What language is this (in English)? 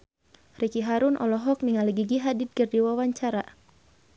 Sundanese